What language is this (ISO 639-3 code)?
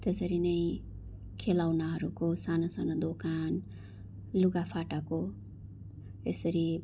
nep